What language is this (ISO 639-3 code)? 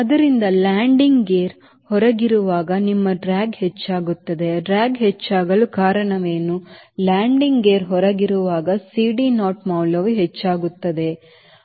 kan